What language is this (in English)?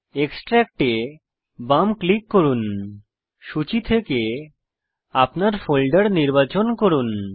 Bangla